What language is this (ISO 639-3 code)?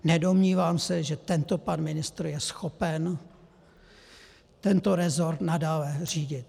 ces